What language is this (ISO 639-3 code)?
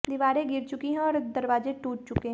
hin